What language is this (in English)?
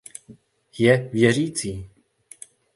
Czech